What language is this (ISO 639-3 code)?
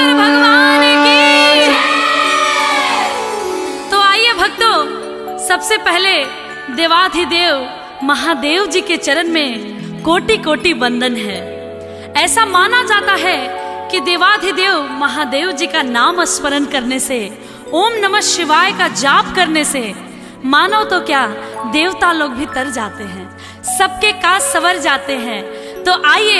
hin